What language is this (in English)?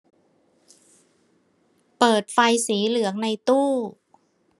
Thai